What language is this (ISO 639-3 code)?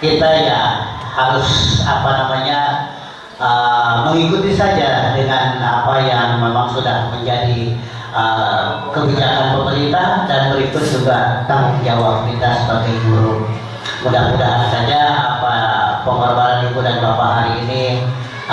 ind